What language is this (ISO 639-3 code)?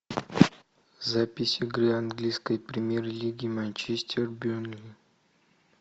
rus